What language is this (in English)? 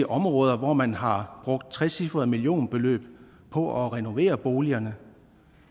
Danish